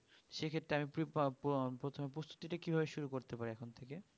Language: Bangla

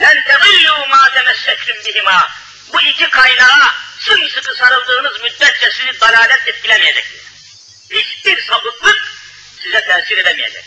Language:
Turkish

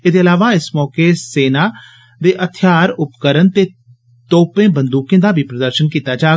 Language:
Dogri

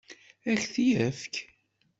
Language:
Kabyle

